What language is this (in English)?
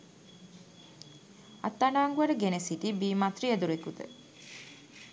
Sinhala